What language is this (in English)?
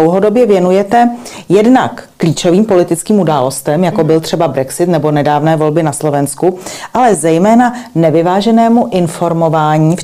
Czech